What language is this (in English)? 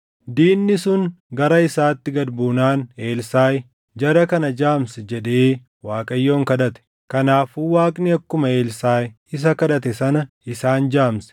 Oromo